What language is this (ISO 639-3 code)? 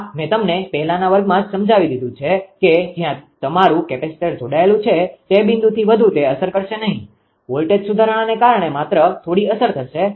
guj